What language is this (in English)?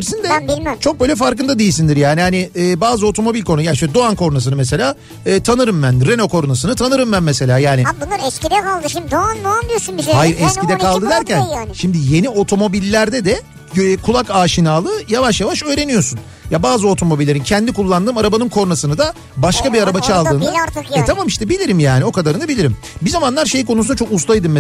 Turkish